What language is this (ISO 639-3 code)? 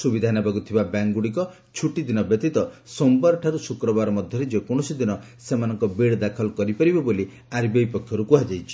ori